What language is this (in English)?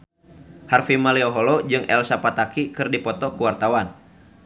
Sundanese